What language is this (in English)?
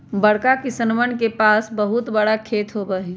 Magahi